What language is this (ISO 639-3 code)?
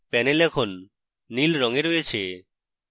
ben